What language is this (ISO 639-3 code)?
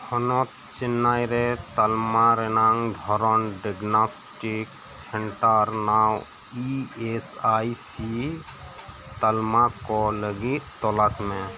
sat